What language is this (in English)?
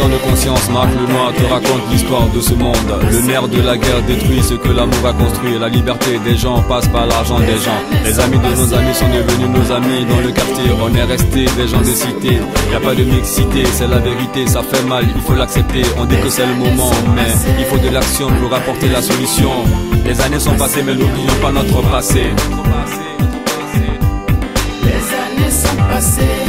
French